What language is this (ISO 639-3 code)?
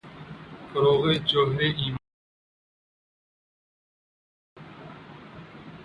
urd